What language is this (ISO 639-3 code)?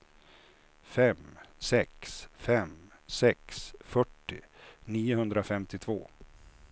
swe